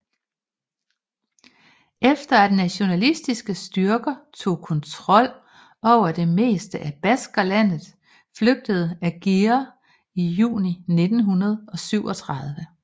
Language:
Danish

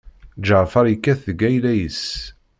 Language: Kabyle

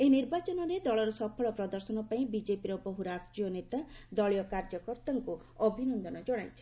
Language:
Odia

